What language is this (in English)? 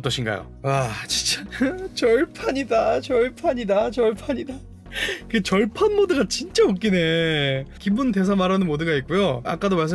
Korean